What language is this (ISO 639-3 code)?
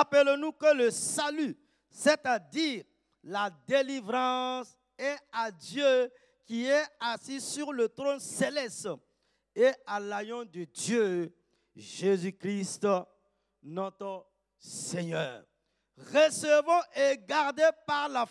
fra